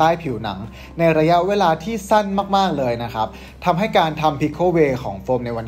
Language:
Thai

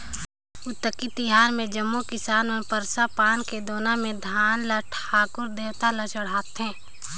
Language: Chhattisgarhi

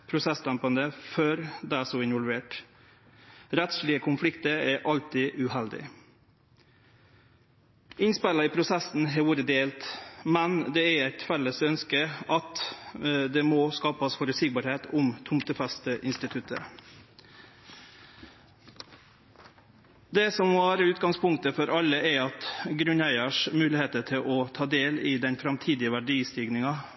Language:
Norwegian Nynorsk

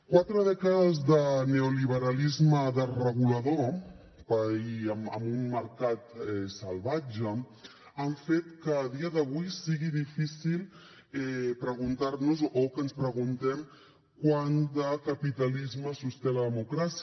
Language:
Catalan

